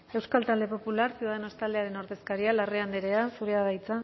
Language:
Basque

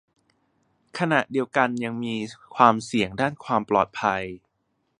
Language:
Thai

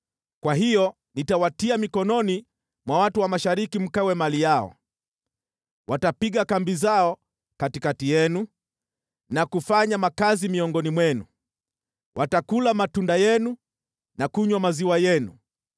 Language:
Swahili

